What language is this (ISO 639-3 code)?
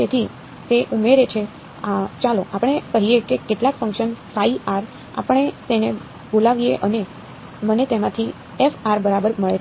guj